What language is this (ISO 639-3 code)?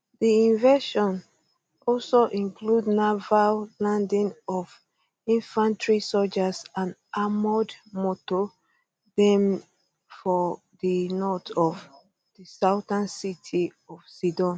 pcm